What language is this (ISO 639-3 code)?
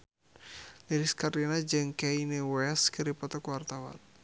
sun